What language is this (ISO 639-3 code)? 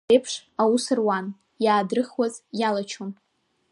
abk